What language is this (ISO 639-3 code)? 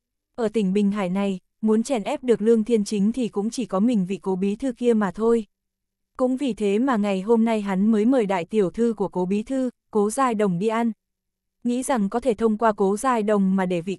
vie